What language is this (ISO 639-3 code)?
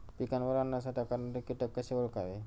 mar